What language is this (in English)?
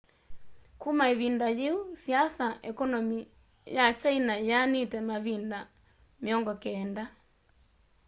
Kamba